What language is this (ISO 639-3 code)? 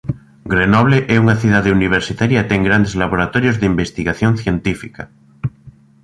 glg